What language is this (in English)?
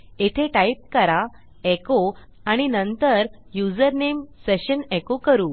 Marathi